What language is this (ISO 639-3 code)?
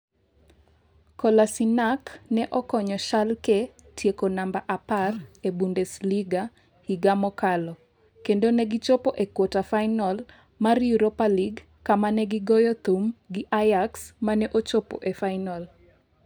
luo